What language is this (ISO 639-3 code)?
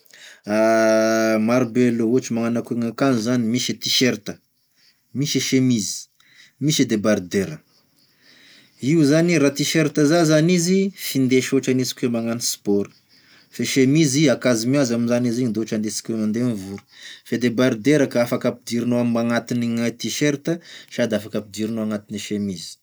tkg